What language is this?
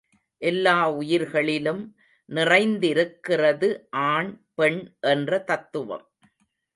Tamil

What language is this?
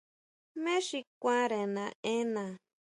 Huautla Mazatec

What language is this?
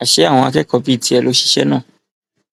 Yoruba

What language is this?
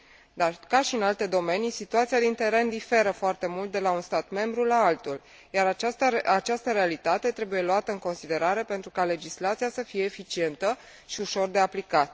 Romanian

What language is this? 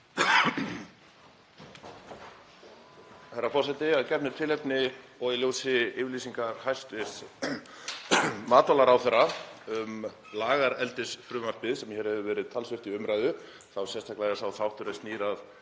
Icelandic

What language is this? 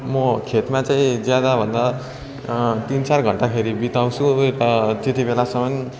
Nepali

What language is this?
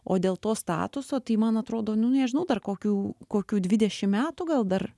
Lithuanian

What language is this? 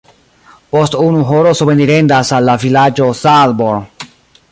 Esperanto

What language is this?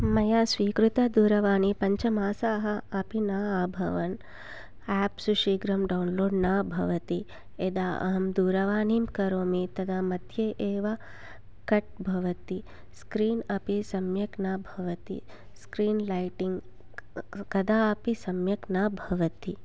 Sanskrit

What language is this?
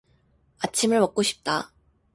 Korean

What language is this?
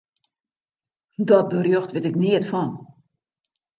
Western Frisian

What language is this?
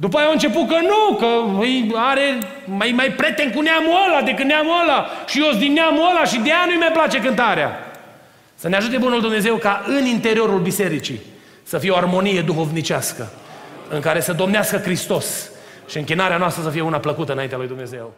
Romanian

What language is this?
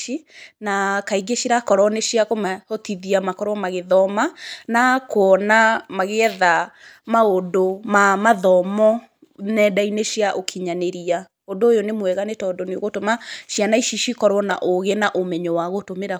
Kikuyu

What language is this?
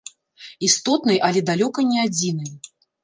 Belarusian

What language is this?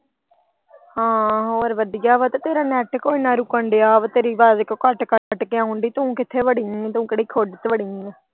Punjabi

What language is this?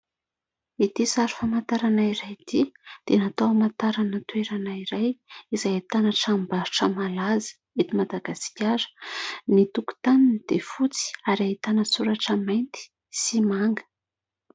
Malagasy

